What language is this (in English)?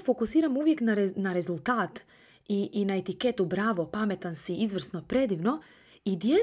Croatian